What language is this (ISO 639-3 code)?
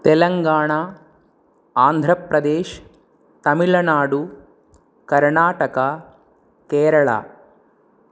san